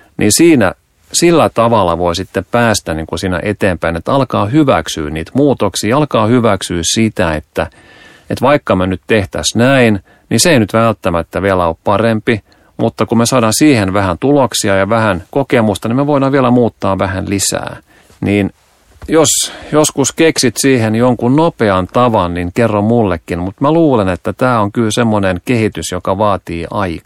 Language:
Finnish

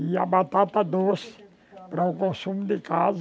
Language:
Portuguese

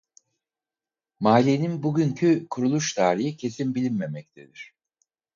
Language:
Turkish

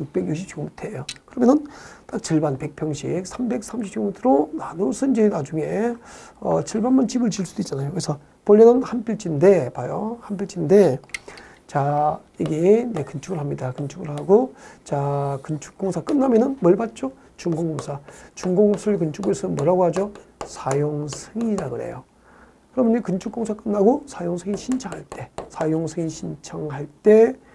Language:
Korean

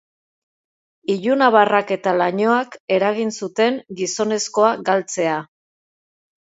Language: Basque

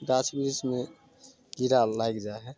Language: Maithili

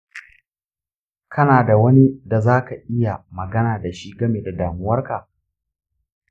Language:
Hausa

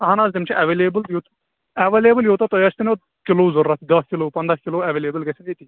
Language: Kashmiri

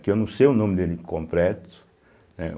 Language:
Portuguese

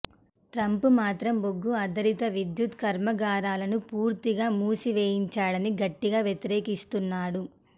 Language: Telugu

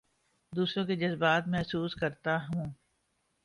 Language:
Urdu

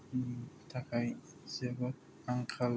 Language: Bodo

